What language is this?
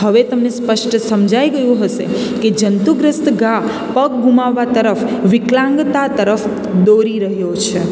Gujarati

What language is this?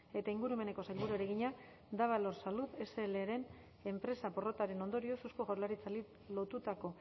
Basque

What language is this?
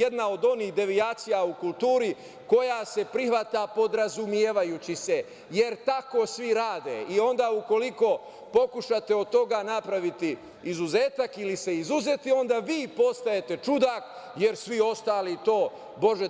Serbian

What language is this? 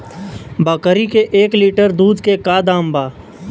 Bhojpuri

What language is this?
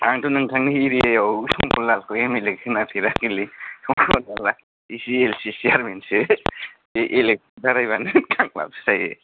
Bodo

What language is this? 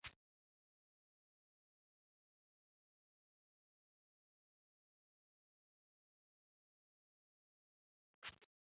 Chinese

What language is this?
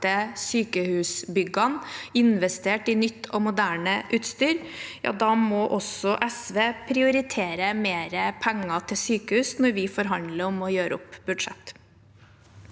Norwegian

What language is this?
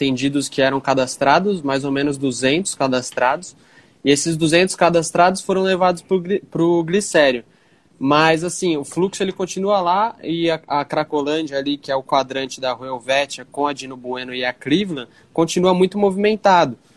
Portuguese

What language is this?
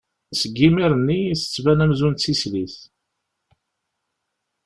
Kabyle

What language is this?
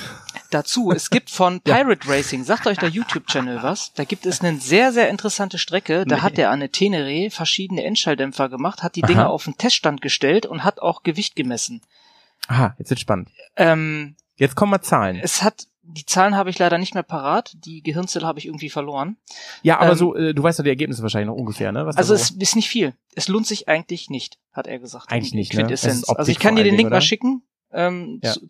German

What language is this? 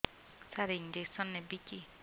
Odia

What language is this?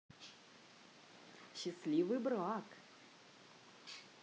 Russian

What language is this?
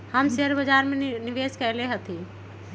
Magahi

